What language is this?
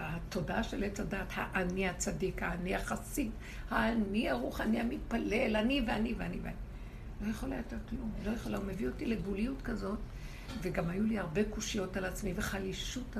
Hebrew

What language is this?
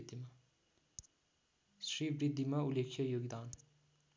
Nepali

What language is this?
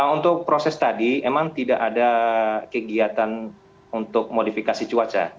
Indonesian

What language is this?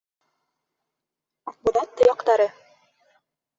Bashkir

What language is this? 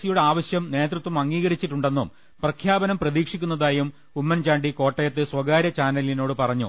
Malayalam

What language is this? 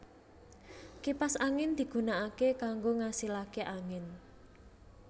Javanese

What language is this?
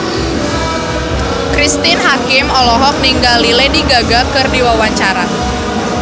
Sundanese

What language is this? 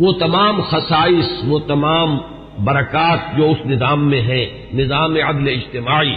Urdu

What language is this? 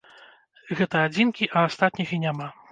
Belarusian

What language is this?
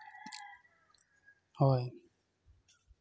Santali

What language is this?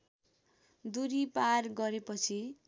Nepali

